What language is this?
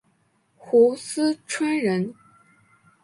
Chinese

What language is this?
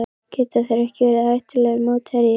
Icelandic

